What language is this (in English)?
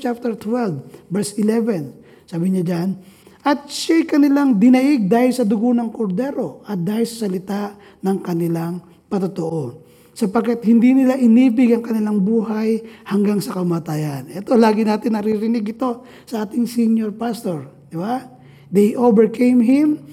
Filipino